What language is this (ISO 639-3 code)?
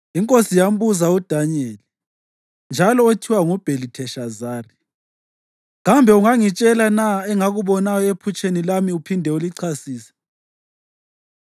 nde